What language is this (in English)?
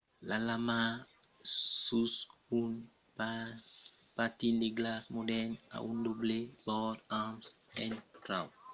Occitan